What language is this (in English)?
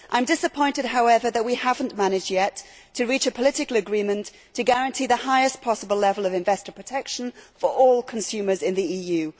English